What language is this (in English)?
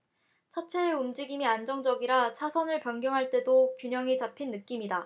Korean